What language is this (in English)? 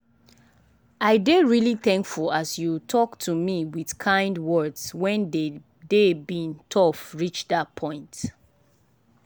Nigerian Pidgin